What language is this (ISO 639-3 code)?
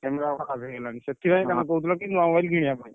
ori